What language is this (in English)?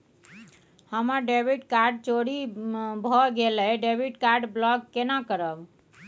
Maithili